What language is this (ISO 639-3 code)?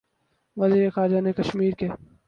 urd